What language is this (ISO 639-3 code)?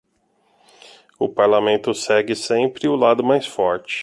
por